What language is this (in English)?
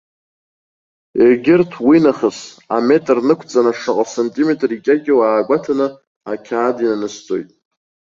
Abkhazian